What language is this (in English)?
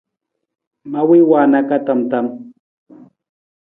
Nawdm